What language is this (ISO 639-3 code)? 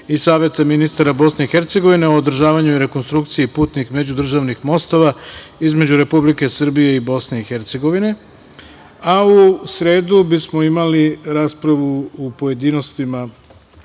srp